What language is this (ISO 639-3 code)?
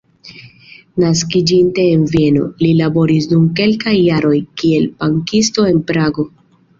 epo